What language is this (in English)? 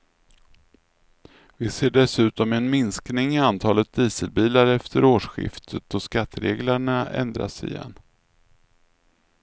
Swedish